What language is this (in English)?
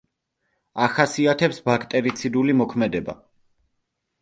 Georgian